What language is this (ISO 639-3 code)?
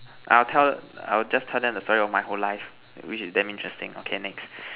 eng